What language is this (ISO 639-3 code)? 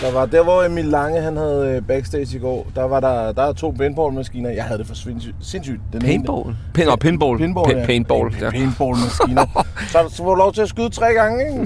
dan